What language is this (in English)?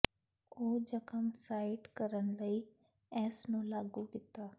Punjabi